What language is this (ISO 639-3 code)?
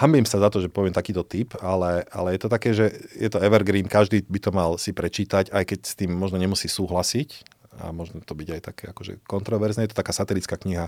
slk